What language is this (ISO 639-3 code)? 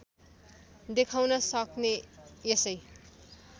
nep